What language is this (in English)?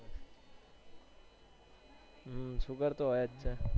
Gujarati